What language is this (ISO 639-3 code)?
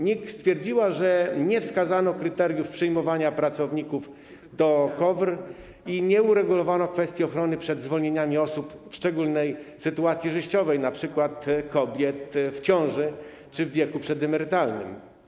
pol